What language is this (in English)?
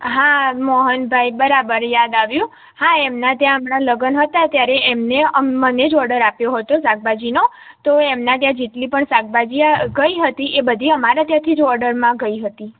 Gujarati